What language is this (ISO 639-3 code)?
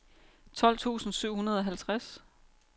dan